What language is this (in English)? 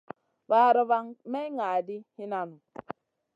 Masana